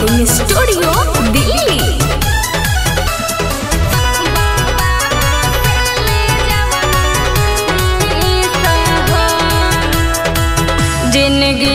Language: Indonesian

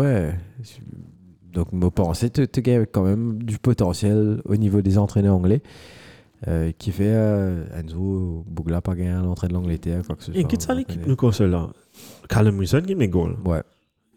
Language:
French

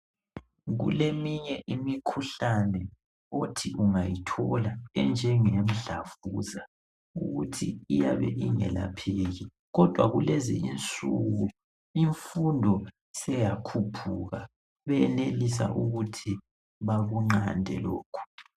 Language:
North Ndebele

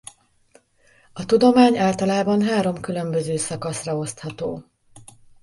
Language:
Hungarian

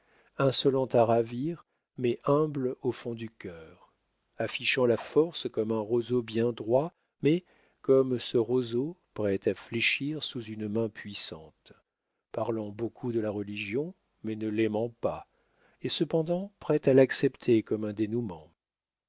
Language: French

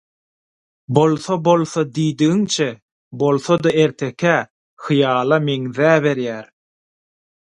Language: Turkmen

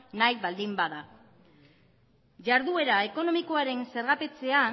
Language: Basque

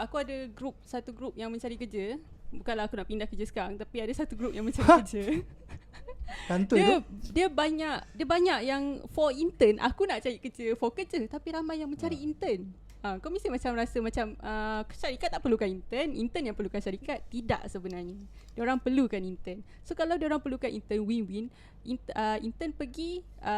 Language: Malay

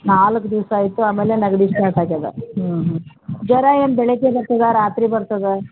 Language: Kannada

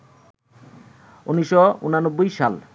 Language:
Bangla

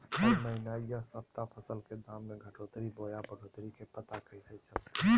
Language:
Magahi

